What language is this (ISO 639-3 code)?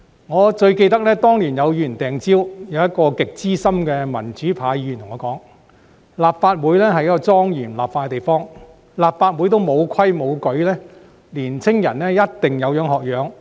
yue